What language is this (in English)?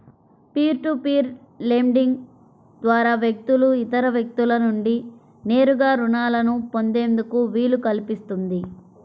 Telugu